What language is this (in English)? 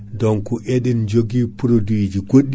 Fula